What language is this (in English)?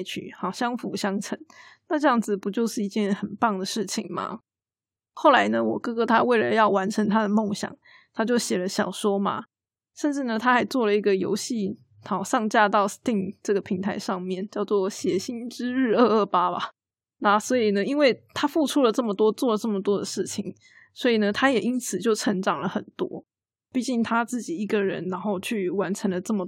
Chinese